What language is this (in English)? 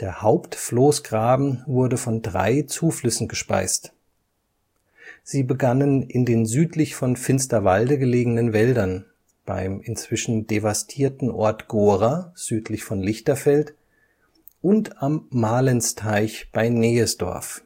German